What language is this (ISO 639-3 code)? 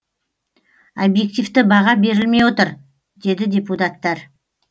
kaz